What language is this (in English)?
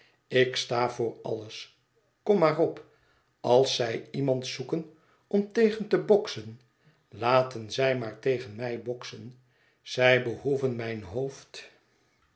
Dutch